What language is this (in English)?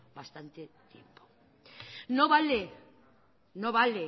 Spanish